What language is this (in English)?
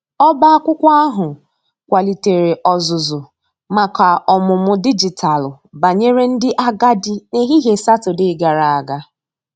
Igbo